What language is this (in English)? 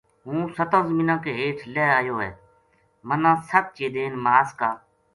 Gujari